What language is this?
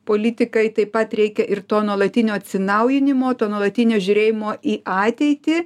Lithuanian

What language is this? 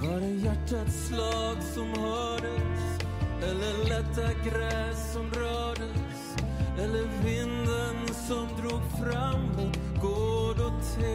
Swedish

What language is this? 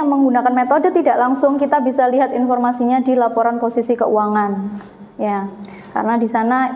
Indonesian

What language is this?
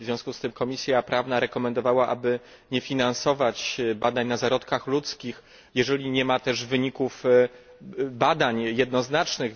Polish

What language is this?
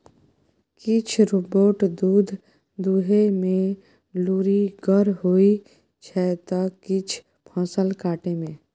Maithili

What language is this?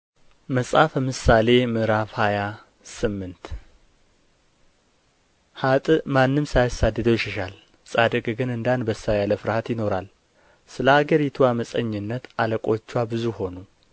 Amharic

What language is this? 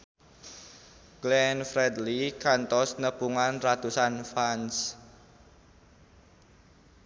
Sundanese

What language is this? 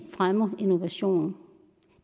Danish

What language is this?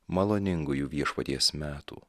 Lithuanian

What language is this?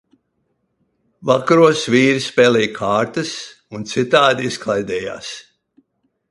Latvian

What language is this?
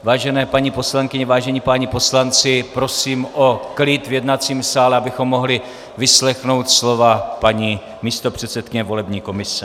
Czech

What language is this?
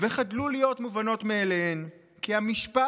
Hebrew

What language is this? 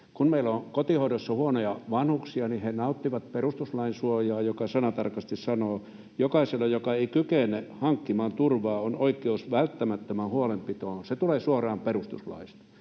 Finnish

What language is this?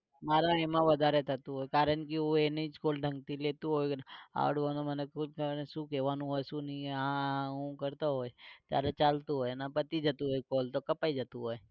Gujarati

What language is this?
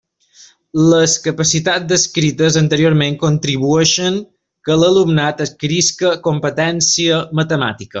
Catalan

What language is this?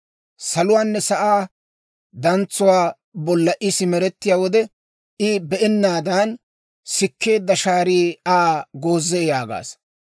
Dawro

